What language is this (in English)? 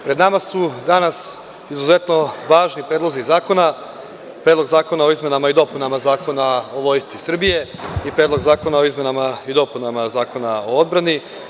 Serbian